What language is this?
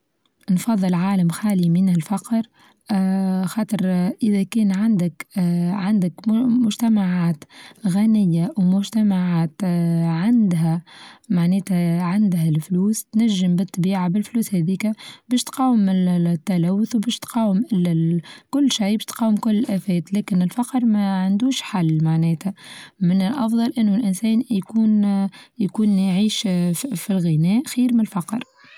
Tunisian Arabic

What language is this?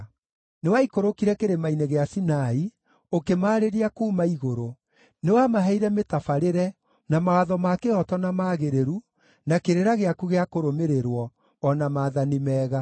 Kikuyu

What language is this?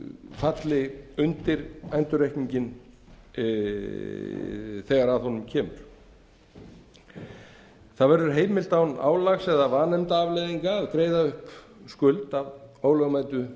Icelandic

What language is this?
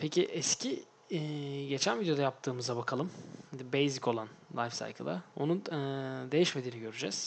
Turkish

